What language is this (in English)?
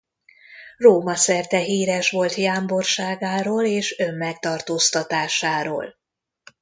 Hungarian